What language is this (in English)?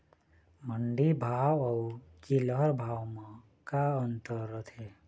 Chhattisgarhi